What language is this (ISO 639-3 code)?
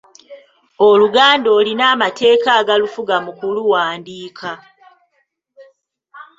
lug